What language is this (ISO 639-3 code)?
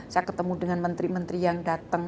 ind